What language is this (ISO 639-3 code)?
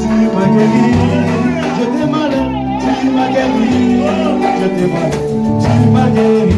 wol